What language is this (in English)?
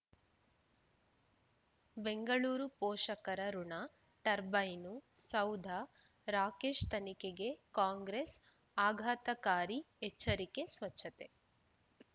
Kannada